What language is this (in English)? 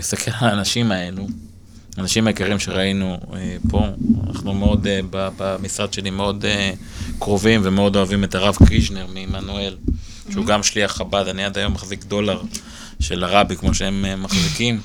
Hebrew